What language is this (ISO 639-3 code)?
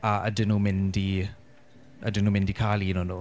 cym